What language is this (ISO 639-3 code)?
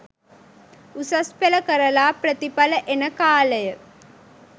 sin